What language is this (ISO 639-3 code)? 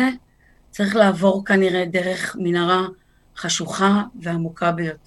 heb